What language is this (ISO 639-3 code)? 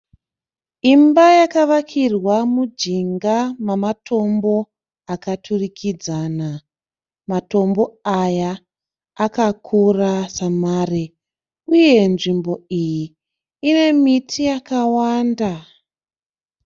sna